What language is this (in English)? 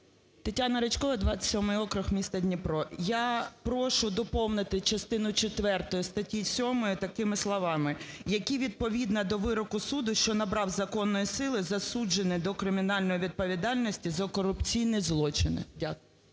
Ukrainian